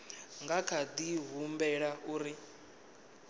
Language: Venda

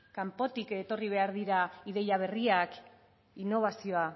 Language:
Basque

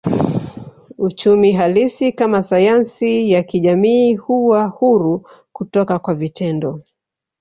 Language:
Swahili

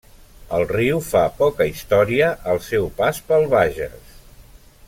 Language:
Catalan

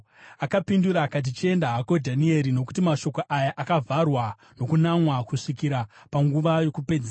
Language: Shona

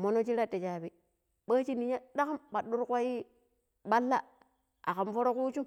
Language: Pero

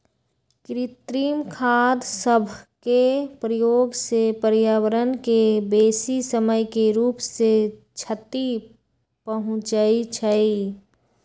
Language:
Magahi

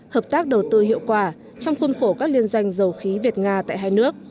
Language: Vietnamese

